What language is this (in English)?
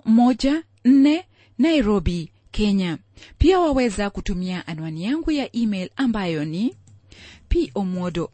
Swahili